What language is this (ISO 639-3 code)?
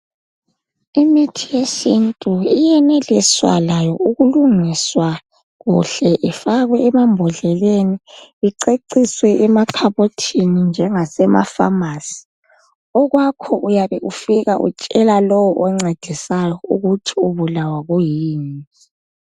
nde